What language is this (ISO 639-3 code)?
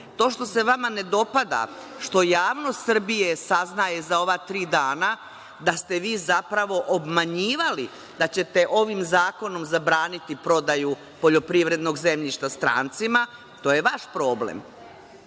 srp